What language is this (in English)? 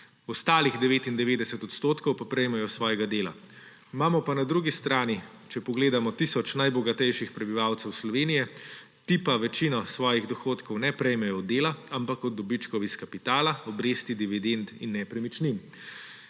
Slovenian